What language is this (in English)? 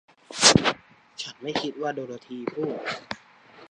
Thai